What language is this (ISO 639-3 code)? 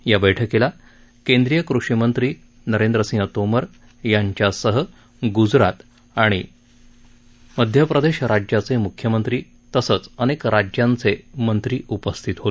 mar